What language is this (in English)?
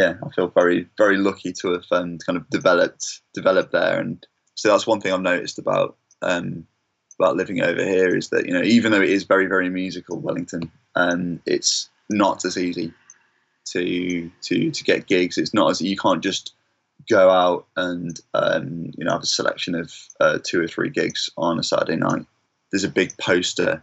English